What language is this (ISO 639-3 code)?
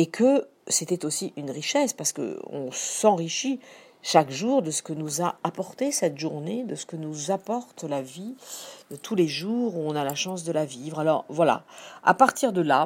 fra